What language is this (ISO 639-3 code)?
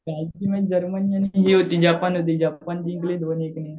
mar